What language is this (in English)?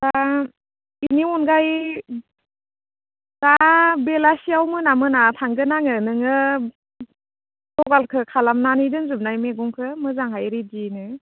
Bodo